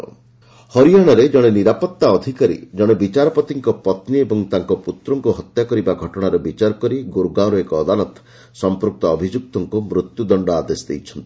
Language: Odia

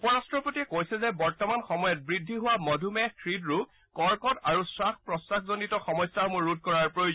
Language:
Assamese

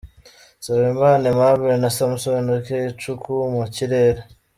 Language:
Kinyarwanda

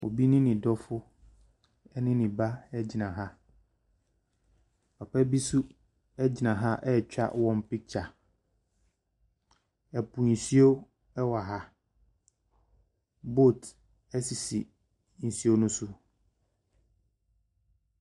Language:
Akan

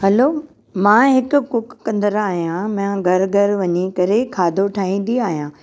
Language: Sindhi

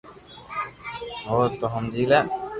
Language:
Loarki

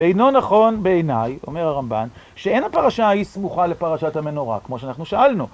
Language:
Hebrew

